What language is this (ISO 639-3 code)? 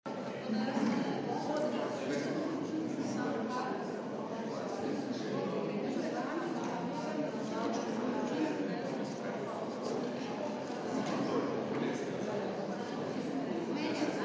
slv